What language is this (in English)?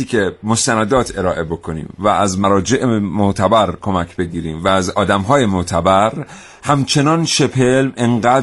Persian